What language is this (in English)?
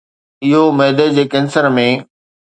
Sindhi